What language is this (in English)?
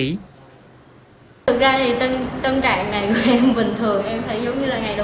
Vietnamese